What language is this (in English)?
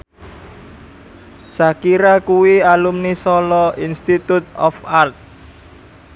Javanese